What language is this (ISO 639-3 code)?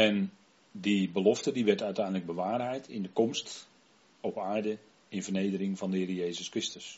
nld